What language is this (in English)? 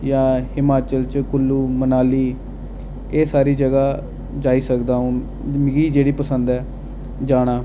Dogri